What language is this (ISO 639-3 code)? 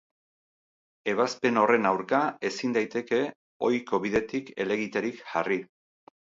eus